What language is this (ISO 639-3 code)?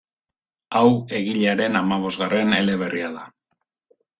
eus